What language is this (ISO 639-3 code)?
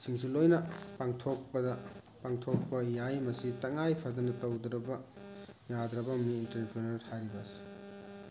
mni